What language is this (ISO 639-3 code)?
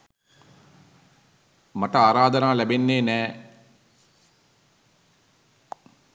sin